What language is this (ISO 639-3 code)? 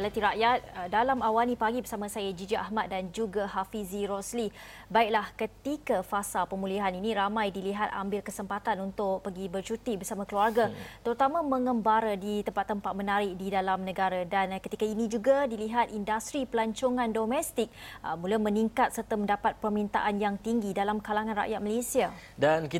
msa